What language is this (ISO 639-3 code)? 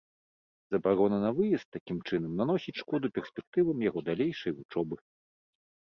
bel